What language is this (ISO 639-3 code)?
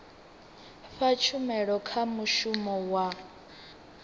ven